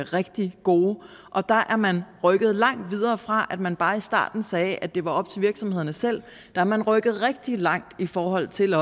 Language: Danish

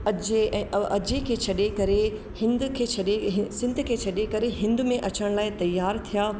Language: Sindhi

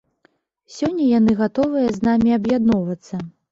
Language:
Belarusian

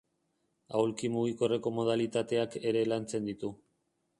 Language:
Basque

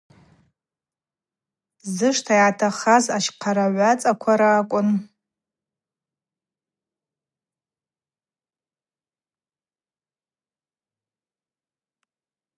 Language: Abaza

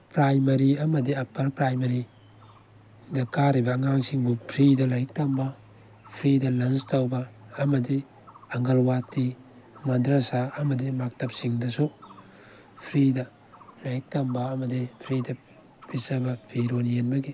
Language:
Manipuri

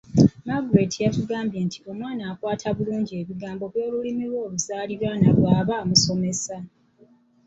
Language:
Ganda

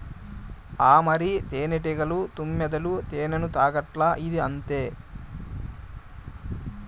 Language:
Telugu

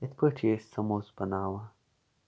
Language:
Kashmiri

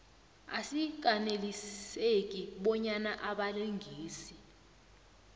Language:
South Ndebele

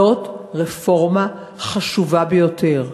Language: Hebrew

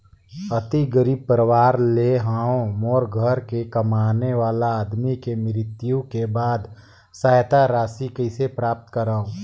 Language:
Chhattisgarhi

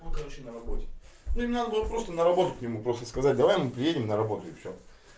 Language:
Russian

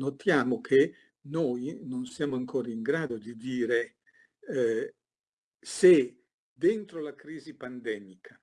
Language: Italian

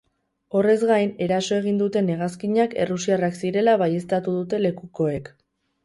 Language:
Basque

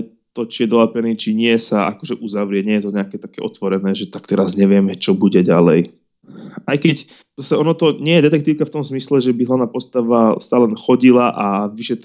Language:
Slovak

